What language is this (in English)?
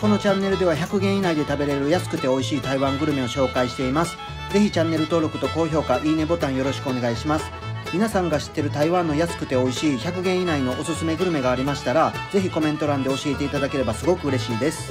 Japanese